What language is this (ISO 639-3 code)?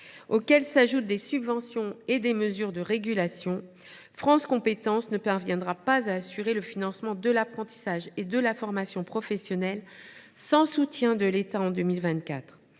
fra